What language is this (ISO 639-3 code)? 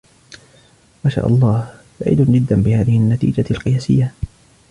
ara